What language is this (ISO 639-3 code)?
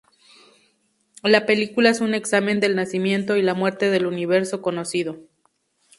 spa